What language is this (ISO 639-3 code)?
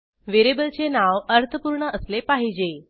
mar